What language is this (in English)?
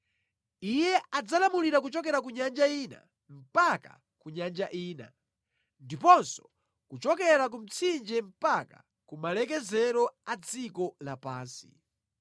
Nyanja